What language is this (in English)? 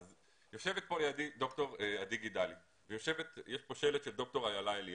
Hebrew